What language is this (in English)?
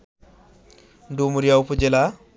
Bangla